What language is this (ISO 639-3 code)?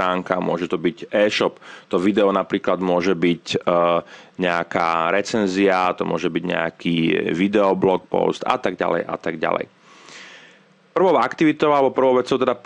slk